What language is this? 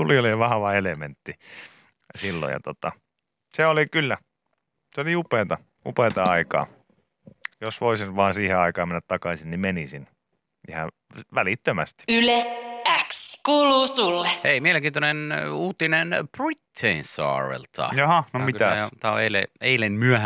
Finnish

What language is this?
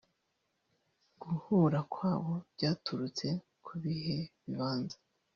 Kinyarwanda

